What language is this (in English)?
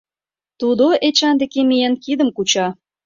Mari